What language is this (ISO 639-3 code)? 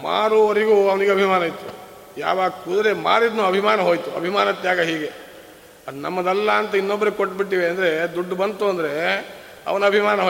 kan